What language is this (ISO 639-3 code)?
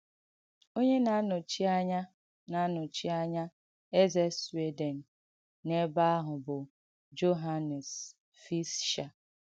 ibo